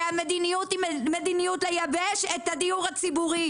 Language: Hebrew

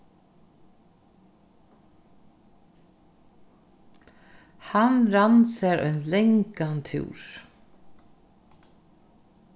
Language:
Faroese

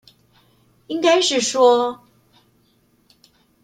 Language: Chinese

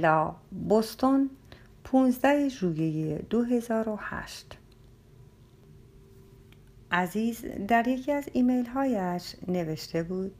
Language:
Persian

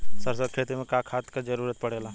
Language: Bhojpuri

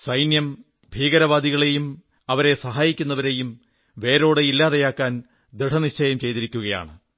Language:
Malayalam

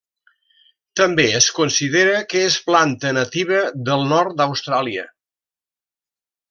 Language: Catalan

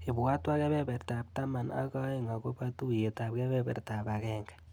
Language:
Kalenjin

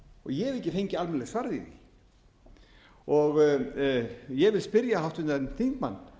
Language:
Icelandic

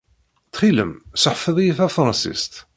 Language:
Kabyle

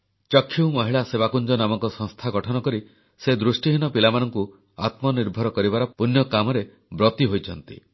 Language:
Odia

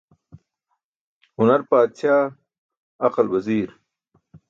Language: Burushaski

